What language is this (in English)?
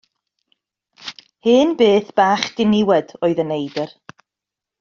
Welsh